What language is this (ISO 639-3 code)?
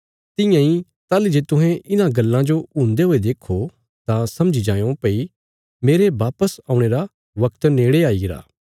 kfs